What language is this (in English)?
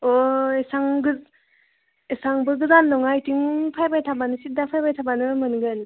Bodo